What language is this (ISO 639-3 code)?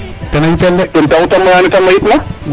srr